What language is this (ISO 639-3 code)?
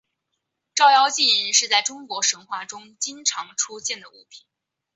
zho